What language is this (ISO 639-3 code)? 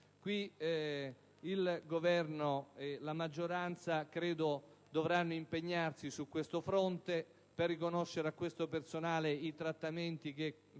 ita